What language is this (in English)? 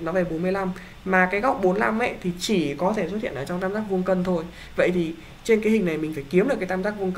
Vietnamese